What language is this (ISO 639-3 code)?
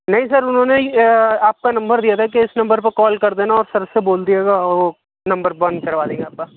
urd